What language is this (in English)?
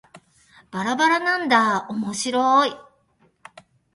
Japanese